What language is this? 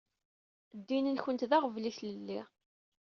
Kabyle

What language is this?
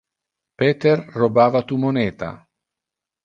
Interlingua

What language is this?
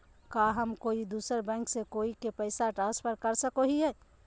Magahi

